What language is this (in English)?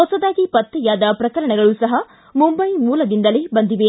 Kannada